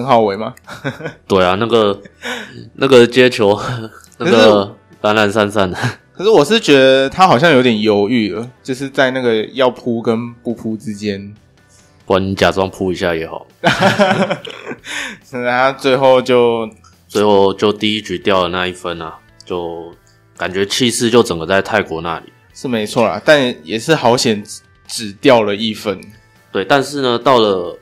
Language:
Chinese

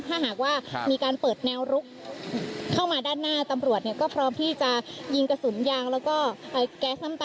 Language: Thai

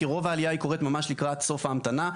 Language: Hebrew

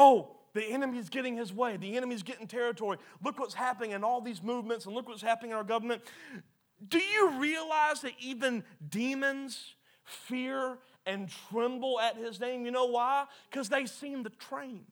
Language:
English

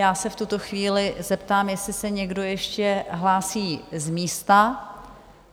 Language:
Czech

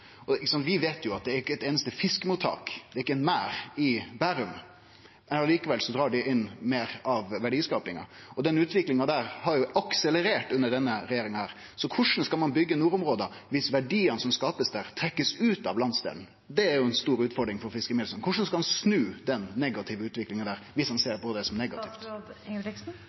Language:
Norwegian Nynorsk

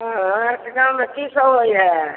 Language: Maithili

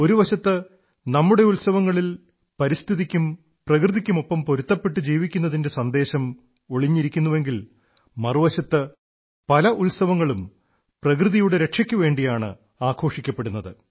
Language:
Malayalam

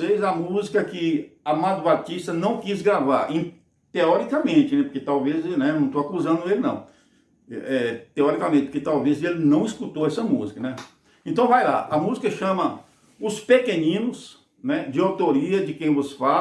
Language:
Portuguese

